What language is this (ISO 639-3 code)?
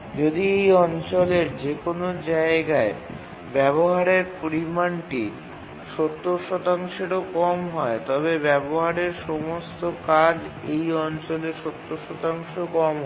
ben